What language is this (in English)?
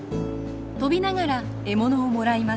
Japanese